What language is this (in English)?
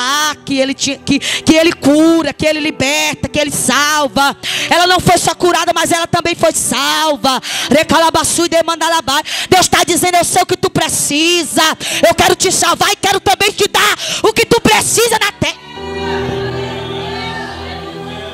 Portuguese